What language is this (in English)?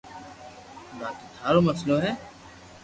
Loarki